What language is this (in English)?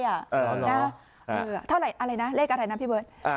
Thai